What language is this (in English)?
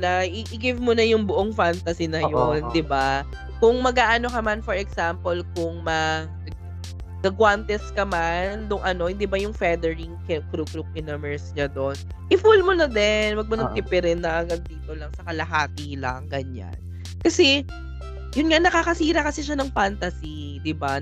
Filipino